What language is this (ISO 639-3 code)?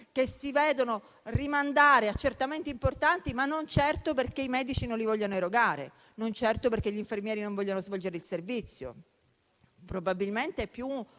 ita